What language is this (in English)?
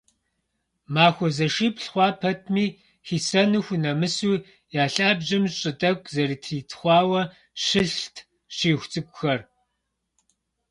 Kabardian